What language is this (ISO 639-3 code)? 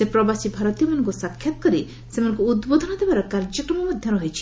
ori